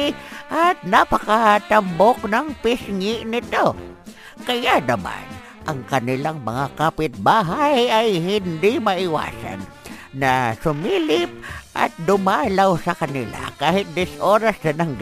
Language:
Filipino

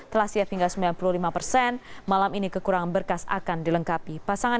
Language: Indonesian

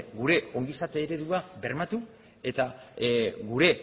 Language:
Basque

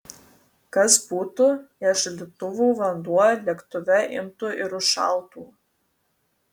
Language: Lithuanian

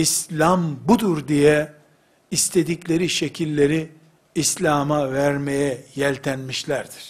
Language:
Turkish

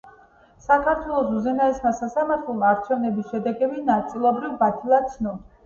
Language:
Georgian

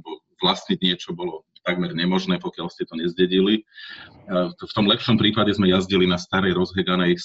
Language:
Slovak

